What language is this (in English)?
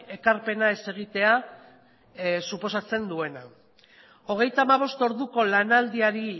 Basque